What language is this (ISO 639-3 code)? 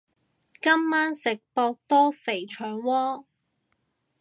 yue